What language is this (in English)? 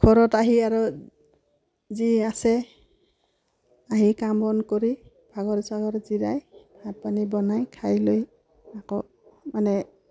Assamese